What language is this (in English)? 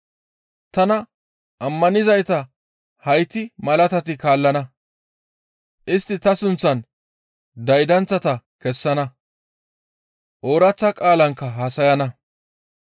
Gamo